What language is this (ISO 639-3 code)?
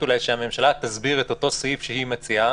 heb